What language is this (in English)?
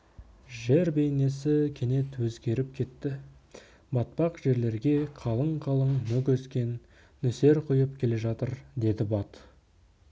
Kazakh